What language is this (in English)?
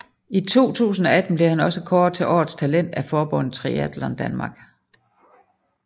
Danish